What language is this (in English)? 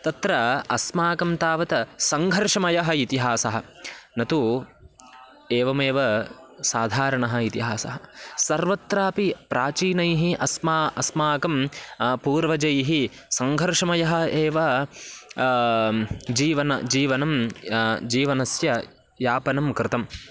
Sanskrit